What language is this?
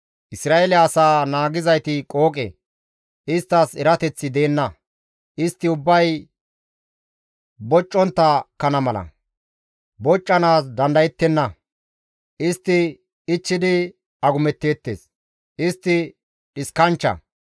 Gamo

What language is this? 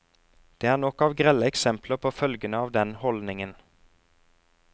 Norwegian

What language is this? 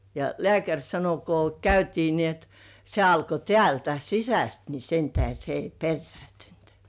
Finnish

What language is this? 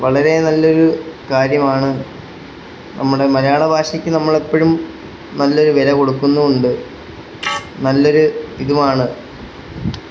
Malayalam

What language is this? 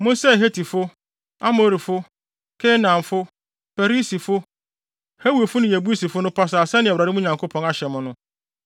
Akan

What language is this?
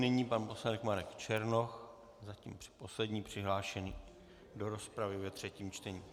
Czech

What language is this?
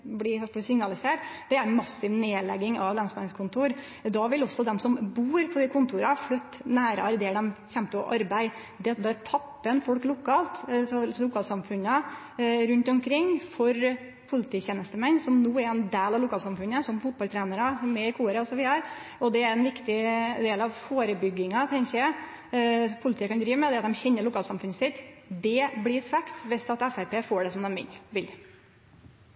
Norwegian Nynorsk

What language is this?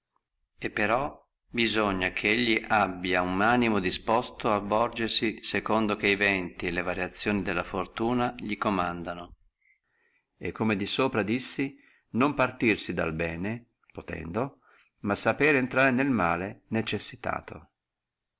Italian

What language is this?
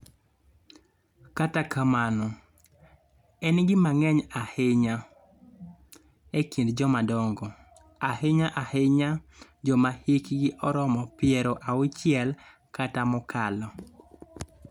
Luo (Kenya and Tanzania)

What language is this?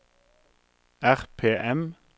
Norwegian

